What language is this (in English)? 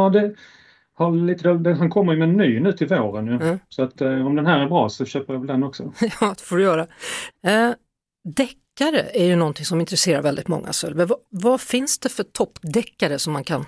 Swedish